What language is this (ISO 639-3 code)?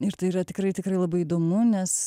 lit